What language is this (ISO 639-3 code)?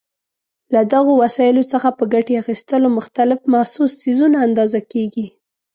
pus